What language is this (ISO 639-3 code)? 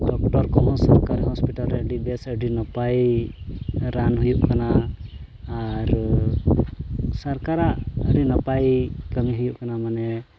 sat